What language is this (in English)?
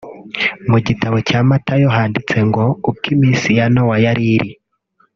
Kinyarwanda